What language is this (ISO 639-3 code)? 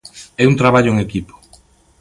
glg